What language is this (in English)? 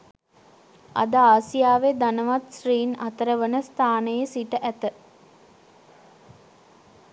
Sinhala